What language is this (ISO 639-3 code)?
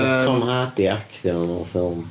cym